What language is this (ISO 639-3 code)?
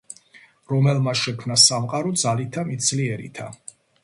kat